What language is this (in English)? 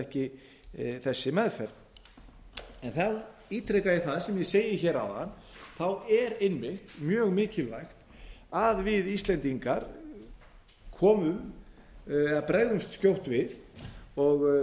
Icelandic